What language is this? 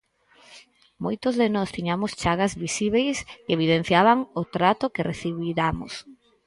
Galician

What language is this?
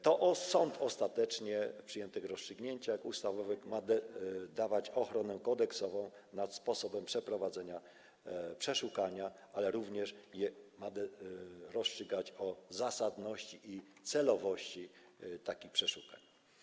Polish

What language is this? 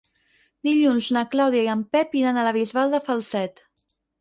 Catalan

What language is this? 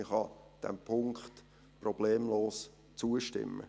Swiss German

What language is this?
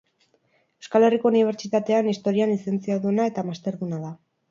Basque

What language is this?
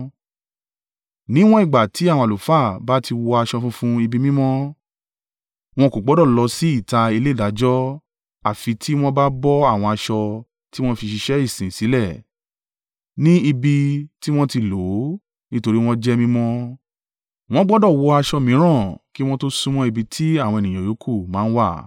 Yoruba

